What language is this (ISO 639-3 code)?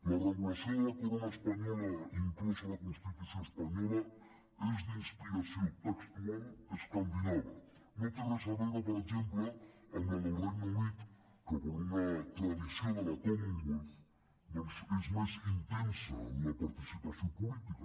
cat